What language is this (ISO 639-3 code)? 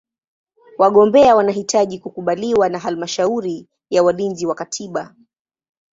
swa